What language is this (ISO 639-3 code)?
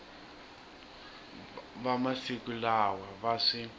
tso